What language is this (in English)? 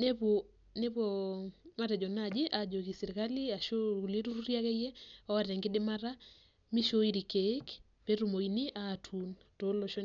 Masai